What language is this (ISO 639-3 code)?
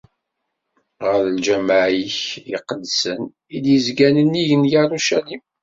kab